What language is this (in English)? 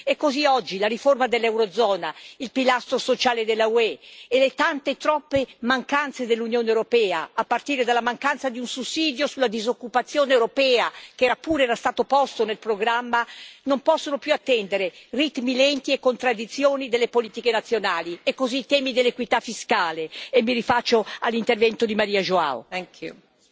Italian